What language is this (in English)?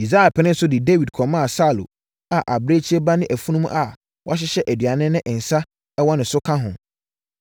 Akan